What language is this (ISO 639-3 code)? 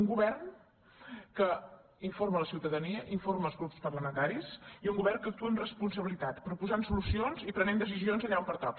cat